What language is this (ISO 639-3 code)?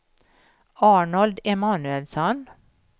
swe